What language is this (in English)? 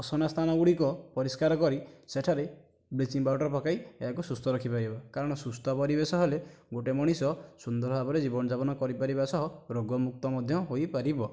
Odia